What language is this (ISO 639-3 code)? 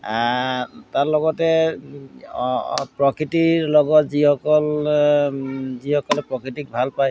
asm